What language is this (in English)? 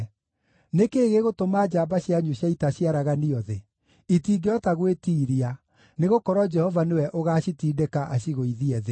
Kikuyu